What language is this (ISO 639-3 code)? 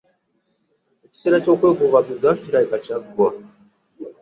lug